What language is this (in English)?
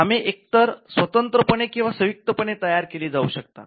Marathi